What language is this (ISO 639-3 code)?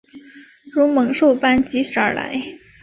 zho